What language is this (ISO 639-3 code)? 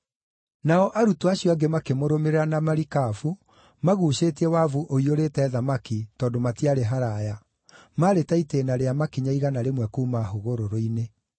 kik